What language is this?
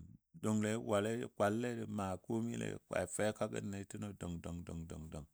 Dadiya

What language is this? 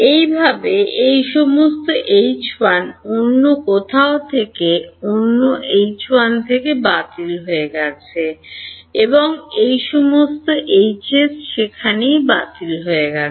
Bangla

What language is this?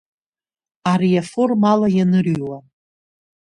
Abkhazian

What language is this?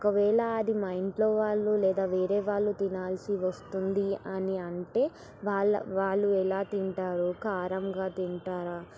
Telugu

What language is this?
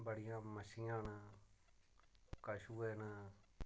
Dogri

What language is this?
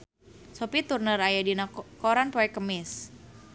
Sundanese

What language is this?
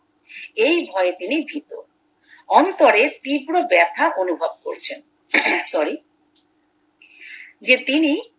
Bangla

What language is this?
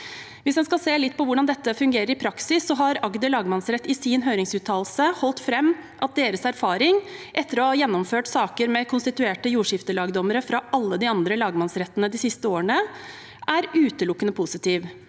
Norwegian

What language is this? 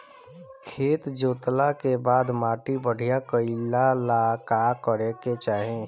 Bhojpuri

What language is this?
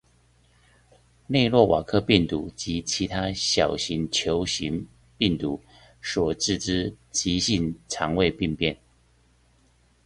Chinese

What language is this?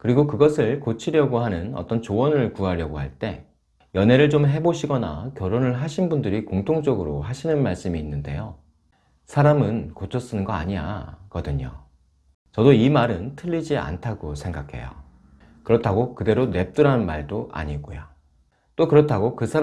Korean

